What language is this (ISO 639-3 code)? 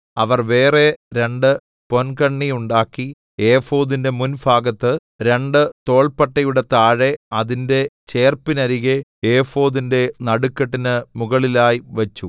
mal